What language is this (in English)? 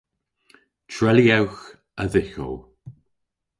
Cornish